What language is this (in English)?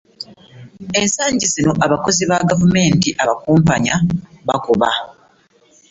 Ganda